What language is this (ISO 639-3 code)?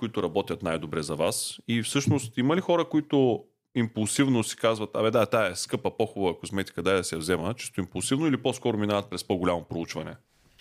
bul